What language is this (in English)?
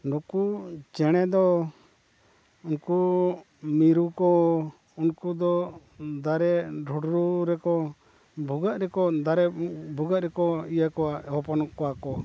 Santali